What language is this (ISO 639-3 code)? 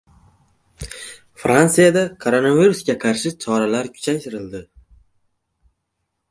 uzb